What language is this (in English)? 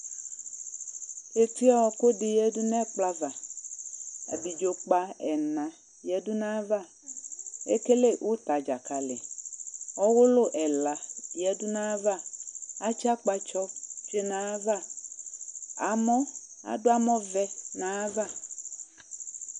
Ikposo